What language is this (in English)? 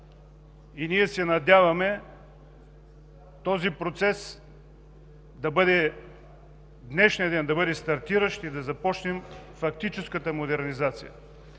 Bulgarian